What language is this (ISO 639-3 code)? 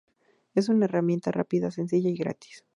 spa